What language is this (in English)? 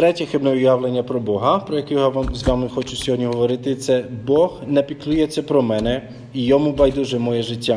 Ukrainian